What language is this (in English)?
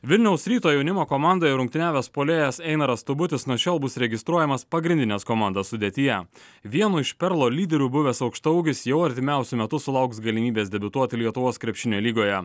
Lithuanian